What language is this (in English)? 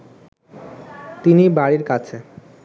Bangla